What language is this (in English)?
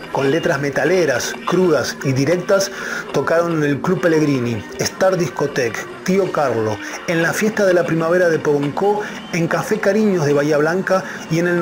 Spanish